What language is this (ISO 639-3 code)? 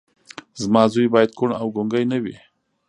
pus